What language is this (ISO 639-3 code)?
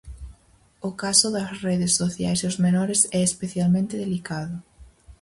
glg